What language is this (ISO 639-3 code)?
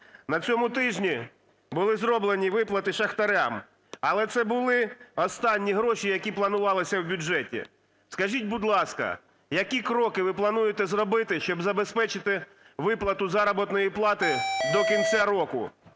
ukr